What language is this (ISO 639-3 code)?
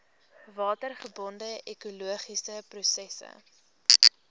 afr